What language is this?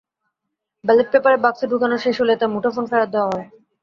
Bangla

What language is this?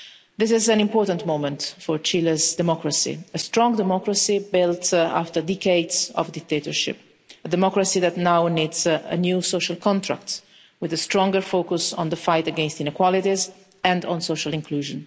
English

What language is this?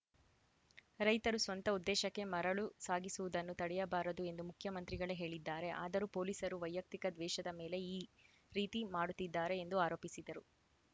Kannada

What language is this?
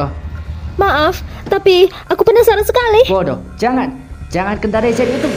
Indonesian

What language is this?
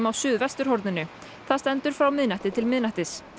Icelandic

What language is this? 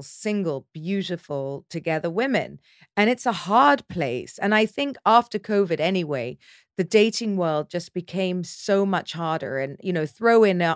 English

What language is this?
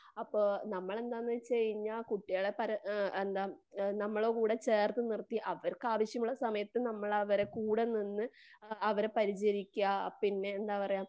Malayalam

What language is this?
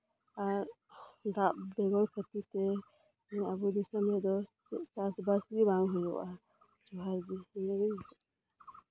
Santali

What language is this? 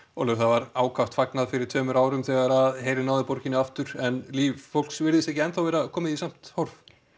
Icelandic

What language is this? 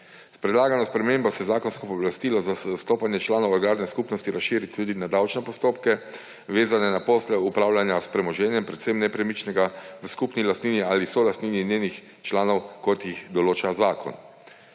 Slovenian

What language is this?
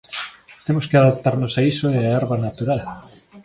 Galician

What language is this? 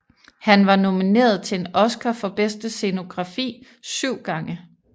Danish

